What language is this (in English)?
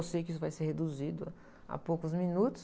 Portuguese